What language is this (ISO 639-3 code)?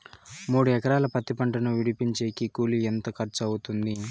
tel